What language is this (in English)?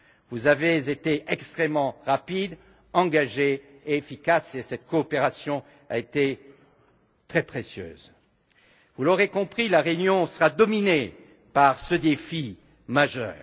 French